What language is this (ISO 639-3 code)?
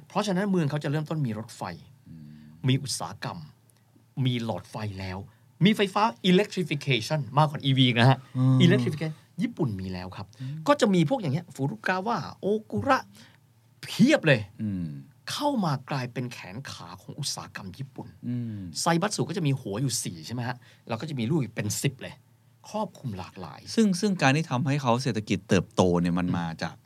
tha